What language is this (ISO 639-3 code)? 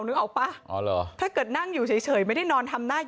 tha